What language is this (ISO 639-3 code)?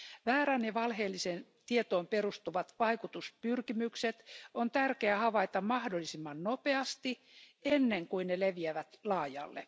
fin